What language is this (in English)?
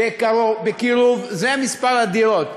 Hebrew